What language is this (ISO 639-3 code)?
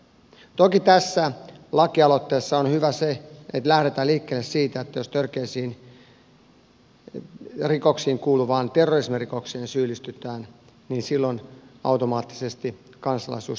fin